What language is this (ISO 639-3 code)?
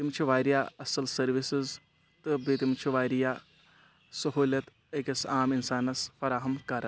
kas